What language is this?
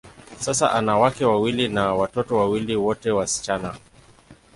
Swahili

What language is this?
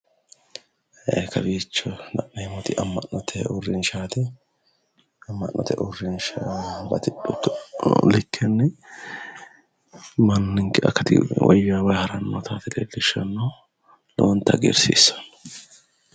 Sidamo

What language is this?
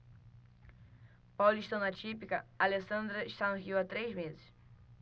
Portuguese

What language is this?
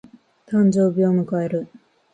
Japanese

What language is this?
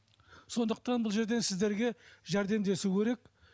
Kazakh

